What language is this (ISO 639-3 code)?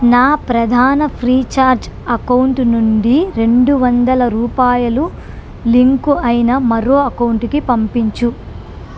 tel